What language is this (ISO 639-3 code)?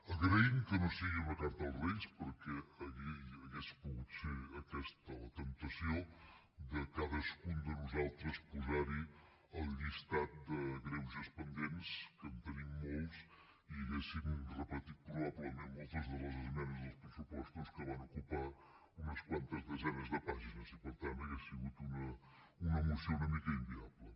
cat